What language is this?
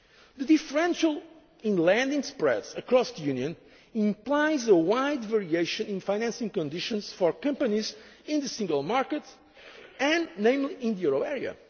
English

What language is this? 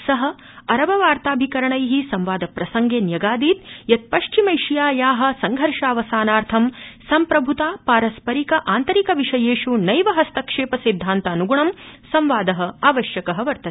Sanskrit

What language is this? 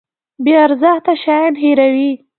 Pashto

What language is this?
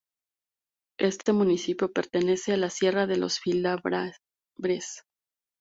Spanish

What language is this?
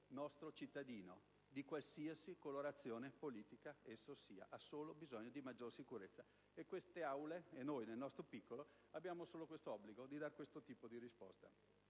Italian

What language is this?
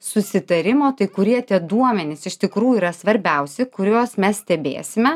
Lithuanian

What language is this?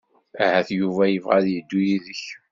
Kabyle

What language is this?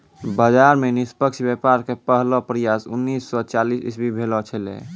Maithili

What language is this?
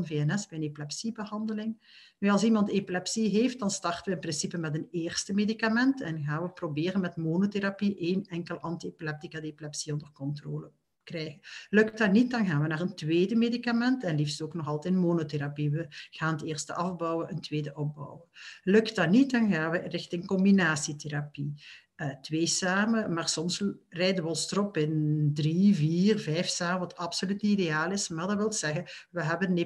Dutch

